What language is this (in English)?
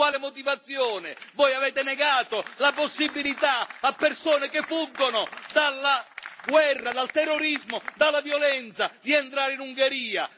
Italian